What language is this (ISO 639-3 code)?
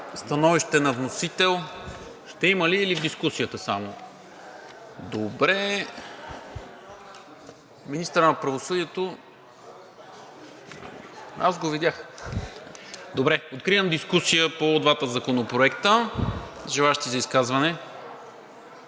bul